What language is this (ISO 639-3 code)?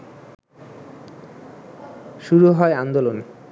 ben